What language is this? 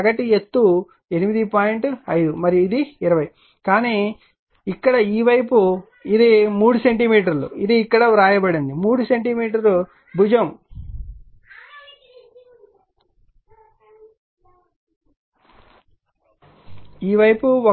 Telugu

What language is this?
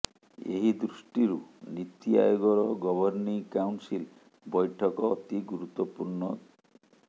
Odia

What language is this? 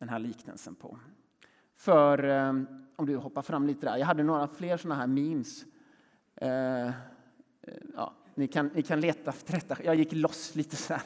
Swedish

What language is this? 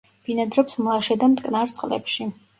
Georgian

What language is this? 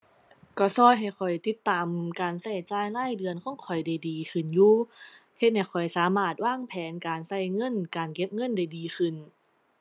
Thai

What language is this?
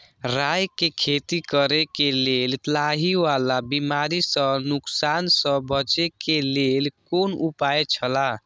Maithili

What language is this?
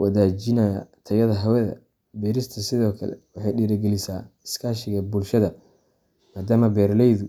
Somali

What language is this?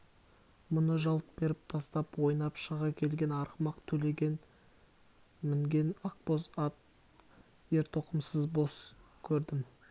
Kazakh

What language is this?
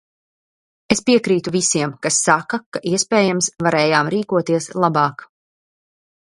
Latvian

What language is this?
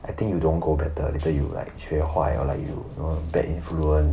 English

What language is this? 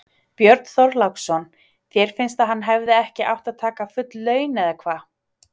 Icelandic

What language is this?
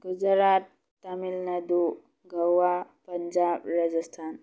Manipuri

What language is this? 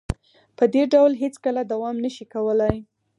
Pashto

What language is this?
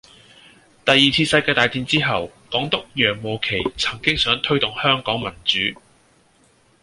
Cantonese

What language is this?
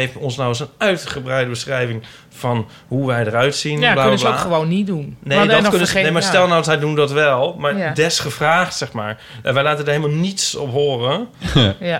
Dutch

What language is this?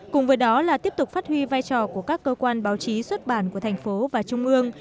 Vietnamese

